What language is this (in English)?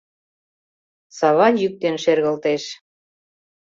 Mari